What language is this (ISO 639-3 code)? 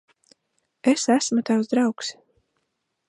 lav